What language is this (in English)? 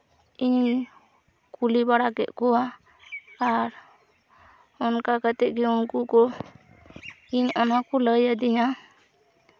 Santali